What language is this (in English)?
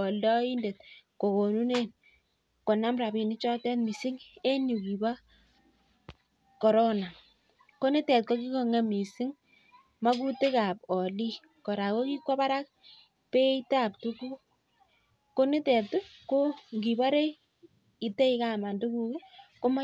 Kalenjin